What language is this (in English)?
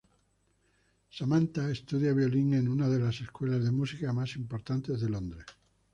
Spanish